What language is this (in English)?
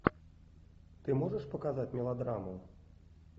Russian